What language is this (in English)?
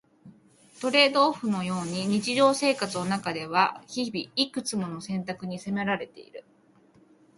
Japanese